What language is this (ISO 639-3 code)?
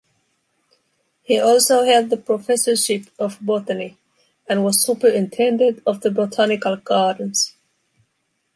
eng